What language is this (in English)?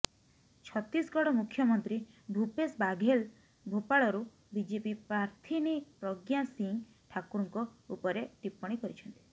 Odia